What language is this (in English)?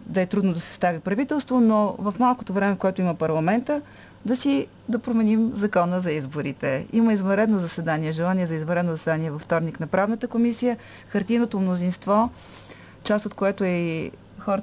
Bulgarian